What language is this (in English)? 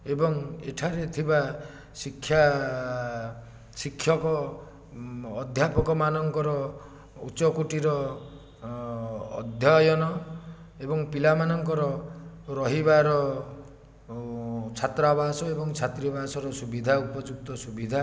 Odia